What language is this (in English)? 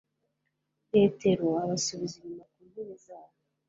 Kinyarwanda